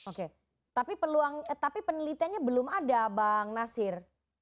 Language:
Indonesian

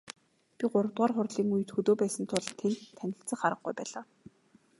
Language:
Mongolian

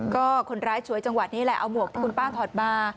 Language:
Thai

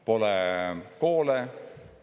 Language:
Estonian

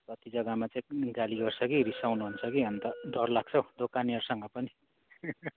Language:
Nepali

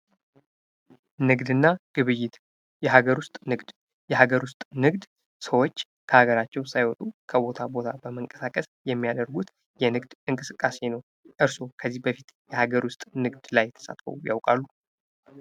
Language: Amharic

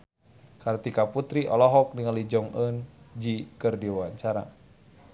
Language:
Sundanese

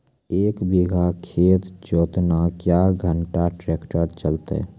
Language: Maithili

